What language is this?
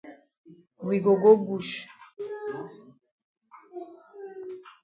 Cameroon Pidgin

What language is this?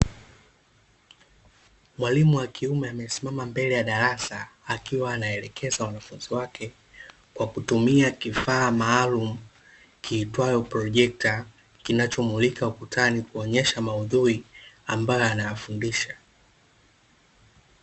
Swahili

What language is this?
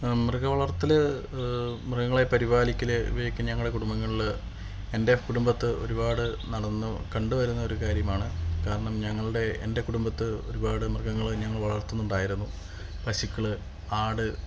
Malayalam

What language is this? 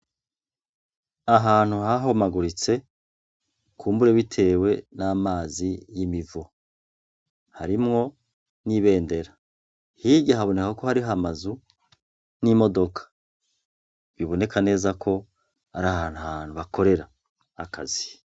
Rundi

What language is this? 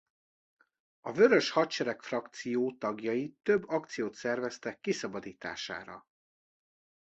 Hungarian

